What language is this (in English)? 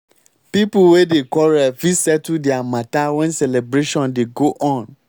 Nigerian Pidgin